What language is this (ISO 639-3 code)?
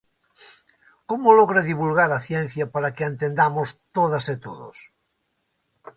glg